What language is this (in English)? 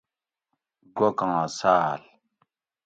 Gawri